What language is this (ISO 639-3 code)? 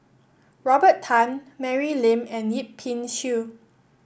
eng